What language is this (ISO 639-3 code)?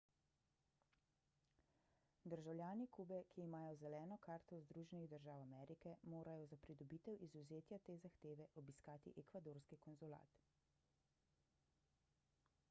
slv